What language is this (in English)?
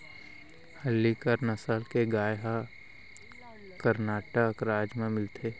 Chhattisgarhi